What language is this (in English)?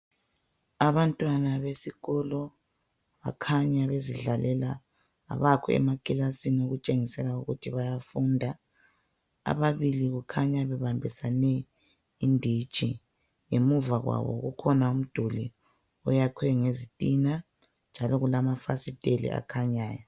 North Ndebele